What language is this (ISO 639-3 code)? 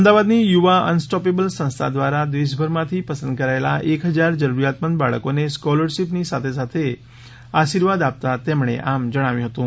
guj